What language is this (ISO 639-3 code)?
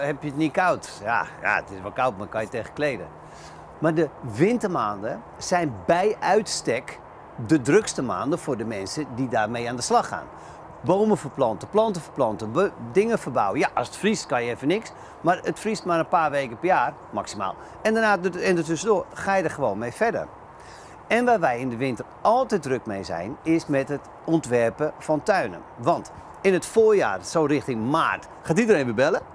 nld